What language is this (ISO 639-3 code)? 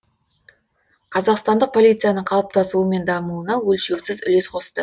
kaz